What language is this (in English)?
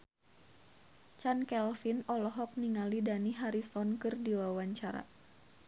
Sundanese